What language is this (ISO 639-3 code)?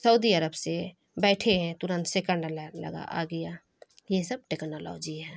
urd